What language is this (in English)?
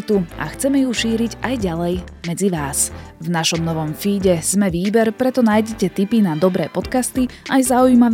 Slovak